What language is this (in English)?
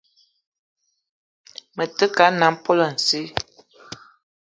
Eton (Cameroon)